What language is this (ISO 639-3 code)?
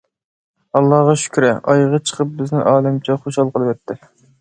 uig